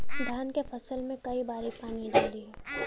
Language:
Bhojpuri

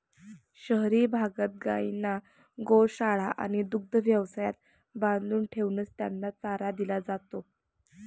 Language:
Marathi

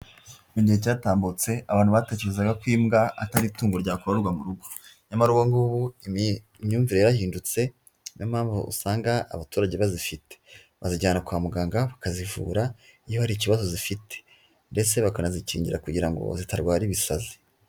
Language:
Kinyarwanda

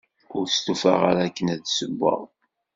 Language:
Kabyle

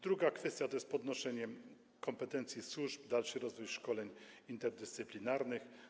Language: Polish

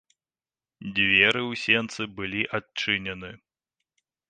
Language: Belarusian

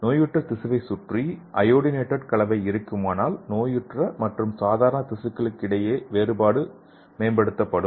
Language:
Tamil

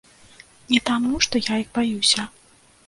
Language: Belarusian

